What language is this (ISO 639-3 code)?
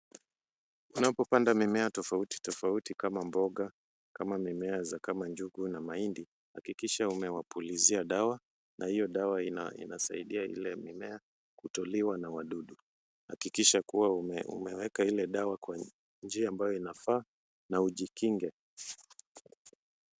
swa